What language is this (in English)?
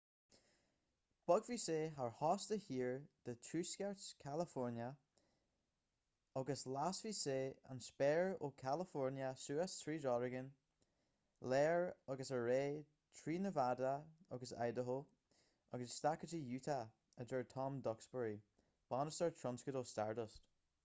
Irish